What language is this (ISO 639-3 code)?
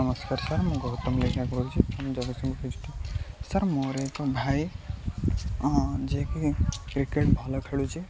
ori